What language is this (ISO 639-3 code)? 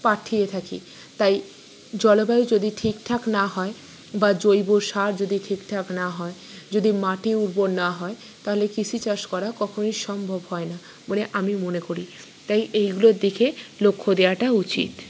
ben